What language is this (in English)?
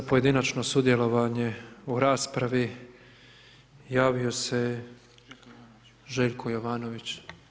Croatian